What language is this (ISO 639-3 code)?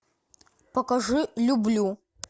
rus